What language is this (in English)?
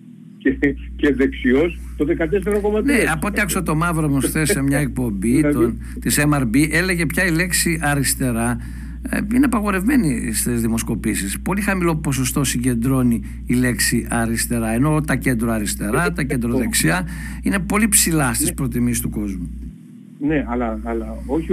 Greek